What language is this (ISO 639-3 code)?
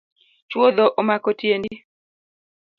luo